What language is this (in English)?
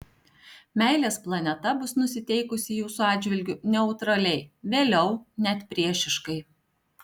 Lithuanian